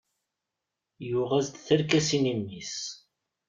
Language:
Kabyle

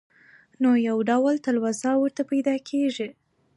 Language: Pashto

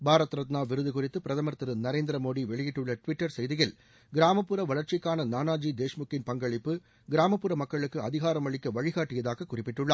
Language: Tamil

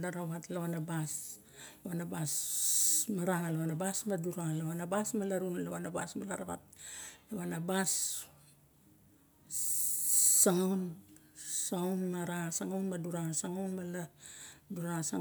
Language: Barok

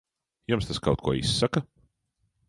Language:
Latvian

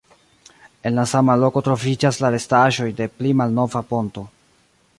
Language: Esperanto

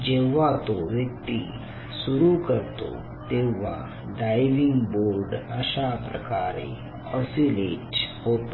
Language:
Marathi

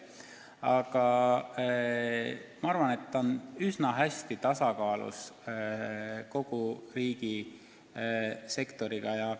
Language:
Estonian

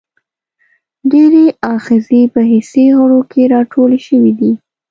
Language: Pashto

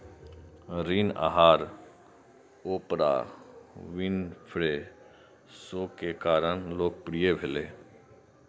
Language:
Maithili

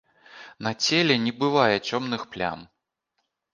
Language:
Belarusian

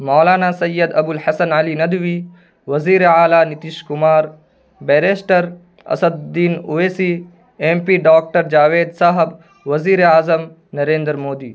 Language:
Urdu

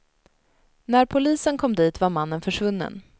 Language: Swedish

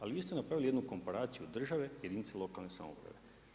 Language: Croatian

